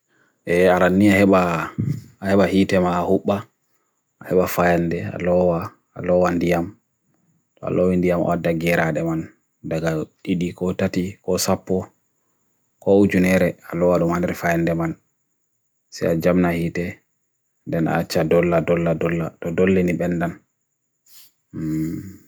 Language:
Bagirmi Fulfulde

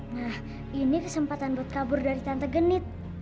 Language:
Indonesian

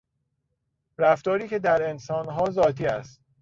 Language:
Persian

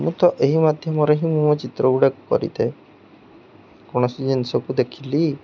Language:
Odia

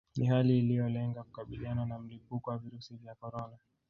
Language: Swahili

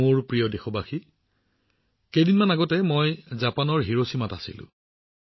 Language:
Assamese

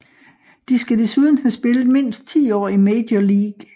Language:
Danish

